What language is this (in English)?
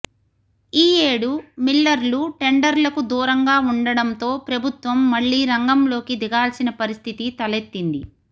Telugu